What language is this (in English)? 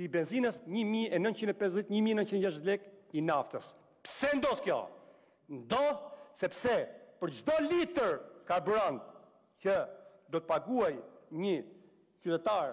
Romanian